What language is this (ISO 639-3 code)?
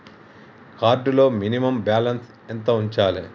tel